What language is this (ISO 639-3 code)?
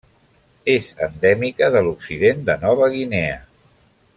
cat